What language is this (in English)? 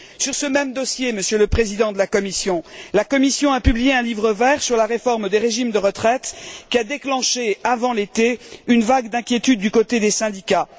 French